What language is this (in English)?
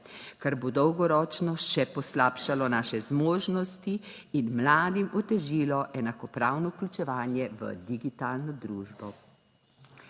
Slovenian